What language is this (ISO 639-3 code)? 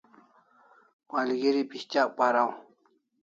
kls